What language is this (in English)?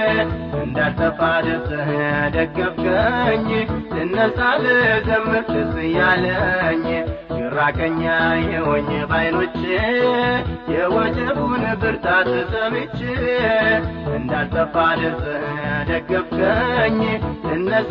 Amharic